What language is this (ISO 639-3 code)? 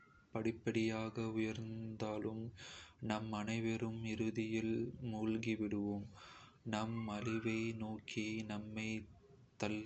kfe